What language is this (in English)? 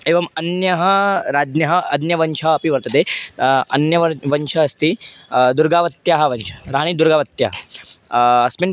Sanskrit